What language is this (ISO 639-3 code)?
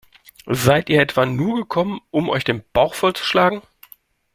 deu